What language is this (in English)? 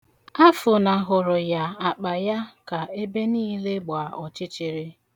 Igbo